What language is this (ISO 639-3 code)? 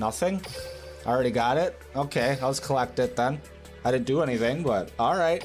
eng